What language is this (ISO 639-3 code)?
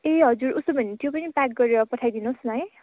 nep